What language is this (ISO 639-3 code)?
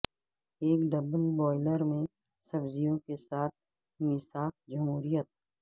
urd